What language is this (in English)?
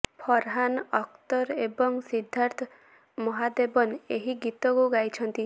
Odia